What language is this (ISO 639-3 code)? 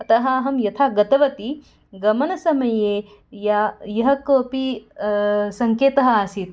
san